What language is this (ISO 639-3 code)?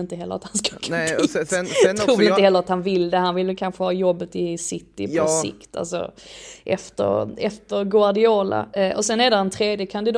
swe